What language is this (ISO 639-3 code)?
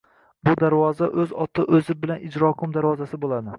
uzb